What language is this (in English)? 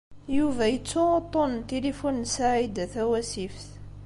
Kabyle